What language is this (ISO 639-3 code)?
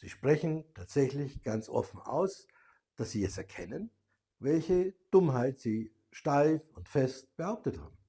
deu